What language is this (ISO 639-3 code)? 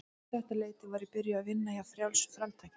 isl